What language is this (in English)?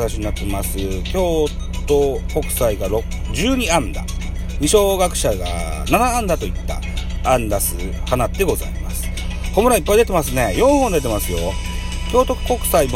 Japanese